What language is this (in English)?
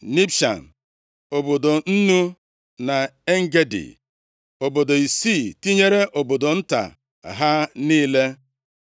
Igbo